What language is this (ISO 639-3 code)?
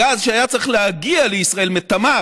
heb